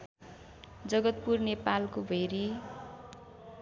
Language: Nepali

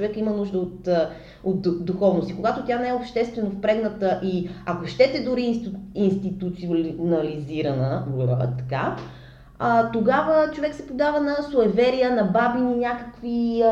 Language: Bulgarian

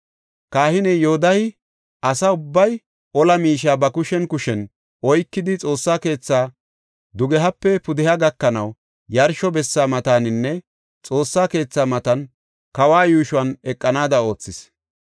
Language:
Gofa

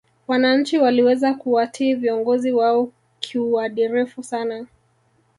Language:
Swahili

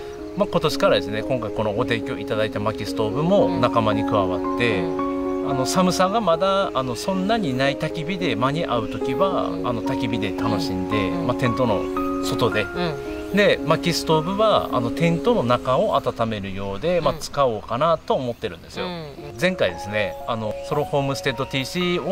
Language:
Japanese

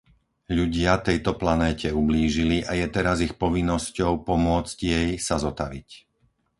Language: Slovak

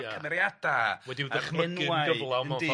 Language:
Welsh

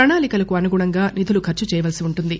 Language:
Telugu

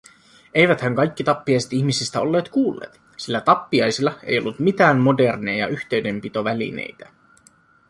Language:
Finnish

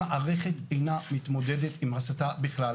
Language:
Hebrew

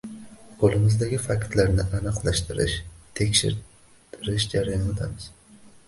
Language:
Uzbek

